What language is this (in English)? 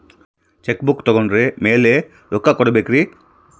Kannada